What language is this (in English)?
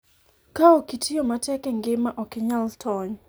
Luo (Kenya and Tanzania)